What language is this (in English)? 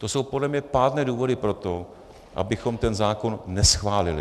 Czech